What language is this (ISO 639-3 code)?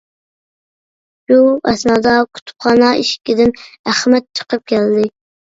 uig